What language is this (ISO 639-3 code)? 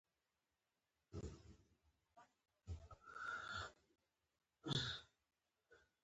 pus